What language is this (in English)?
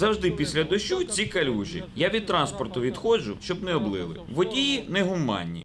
Ukrainian